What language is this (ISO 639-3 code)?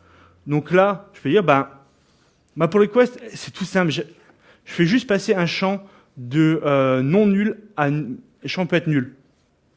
fra